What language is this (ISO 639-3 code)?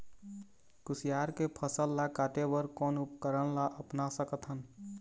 hne